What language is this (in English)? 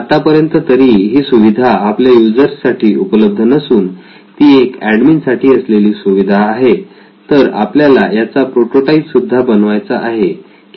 Marathi